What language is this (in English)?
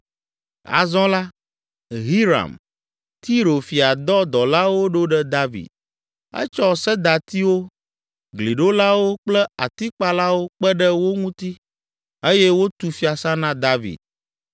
Ewe